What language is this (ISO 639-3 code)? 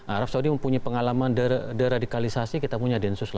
ind